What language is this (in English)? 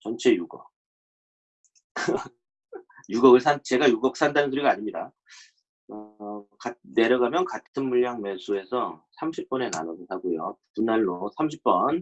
Korean